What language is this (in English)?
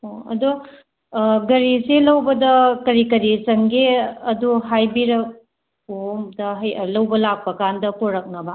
Manipuri